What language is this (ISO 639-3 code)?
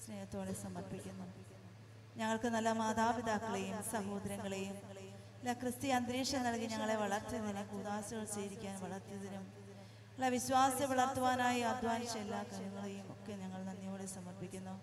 mal